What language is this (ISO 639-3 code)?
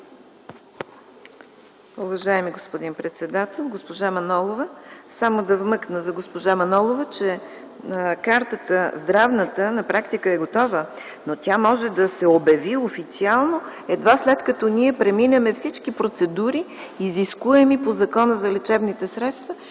bul